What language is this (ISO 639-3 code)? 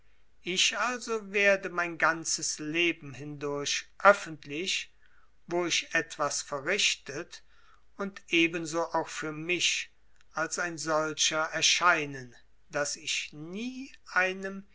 deu